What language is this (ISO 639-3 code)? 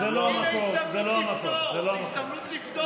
heb